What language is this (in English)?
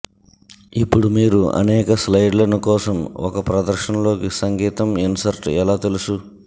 Telugu